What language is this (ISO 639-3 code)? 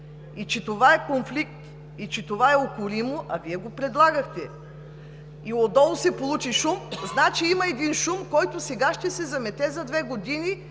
bul